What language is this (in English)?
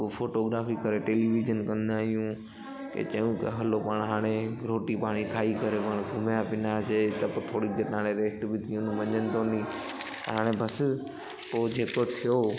Sindhi